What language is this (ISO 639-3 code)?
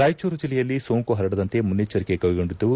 kan